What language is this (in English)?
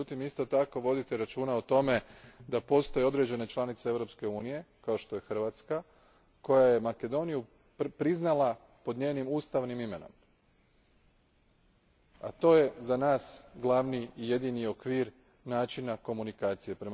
Croatian